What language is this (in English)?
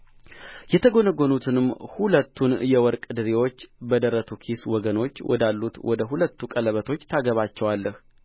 Amharic